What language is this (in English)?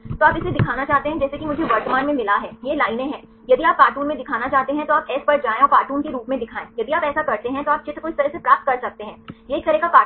Hindi